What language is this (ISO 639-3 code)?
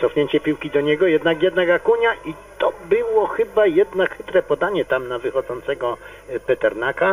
pol